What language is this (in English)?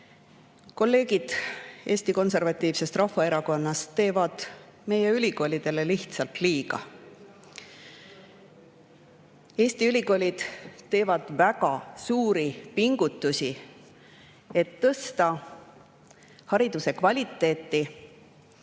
Estonian